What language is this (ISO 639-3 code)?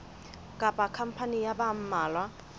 sot